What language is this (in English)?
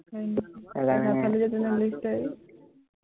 Assamese